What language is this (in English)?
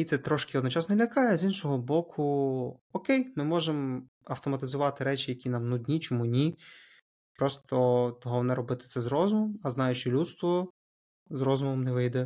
Ukrainian